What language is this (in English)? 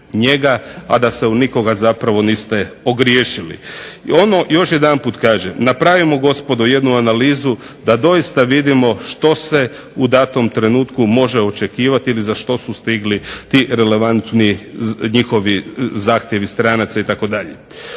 Croatian